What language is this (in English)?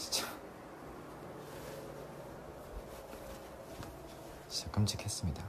Korean